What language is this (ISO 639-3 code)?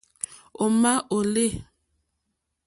bri